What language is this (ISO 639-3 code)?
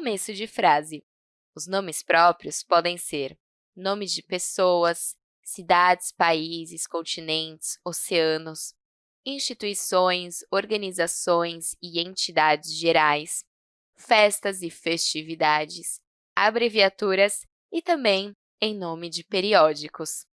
por